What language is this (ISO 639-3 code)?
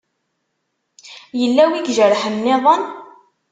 kab